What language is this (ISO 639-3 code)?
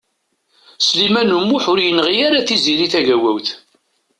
kab